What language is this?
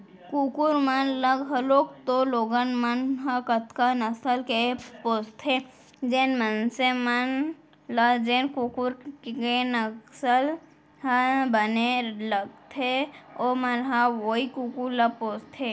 Chhattisgarhi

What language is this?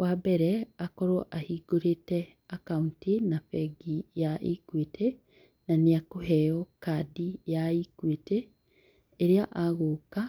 Kikuyu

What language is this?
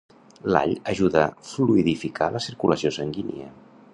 Catalan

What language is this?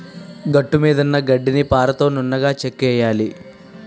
Telugu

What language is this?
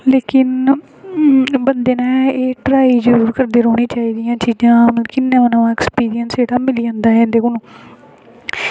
Dogri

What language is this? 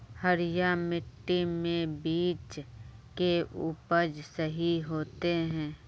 Magahi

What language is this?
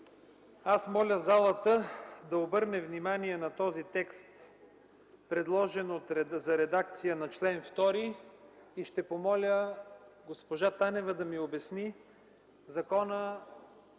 Bulgarian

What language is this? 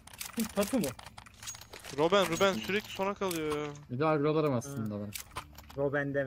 Turkish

